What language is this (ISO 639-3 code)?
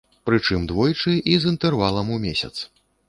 bel